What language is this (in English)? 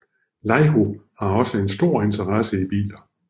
Danish